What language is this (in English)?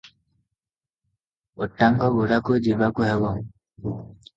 Odia